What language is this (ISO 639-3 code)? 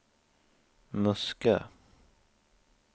swe